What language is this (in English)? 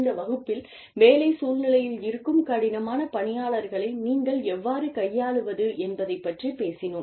Tamil